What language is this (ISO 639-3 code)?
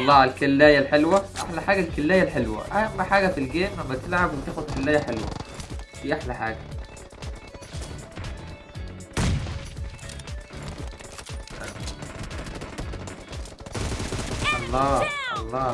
ara